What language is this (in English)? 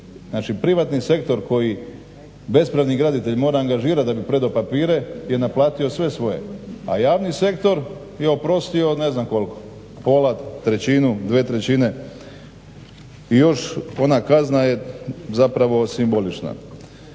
Croatian